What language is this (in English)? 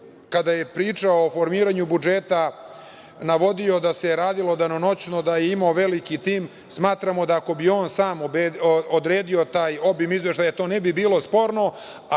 Serbian